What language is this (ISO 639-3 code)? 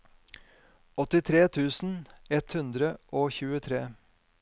nor